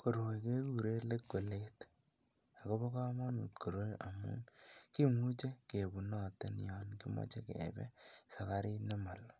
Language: Kalenjin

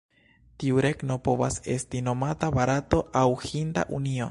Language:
Esperanto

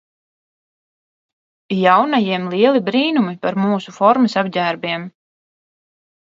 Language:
Latvian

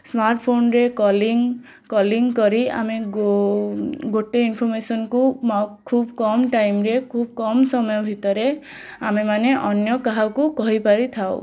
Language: Odia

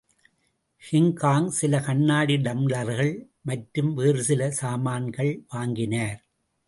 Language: Tamil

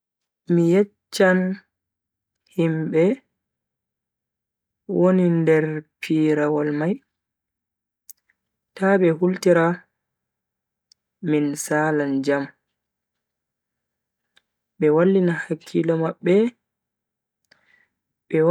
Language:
Bagirmi Fulfulde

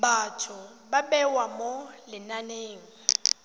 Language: Tswana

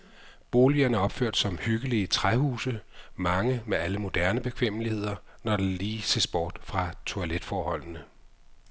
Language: Danish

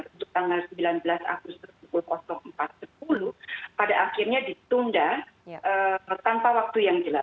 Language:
Indonesian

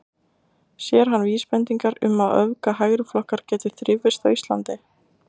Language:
Icelandic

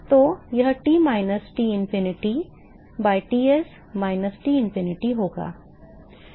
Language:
Hindi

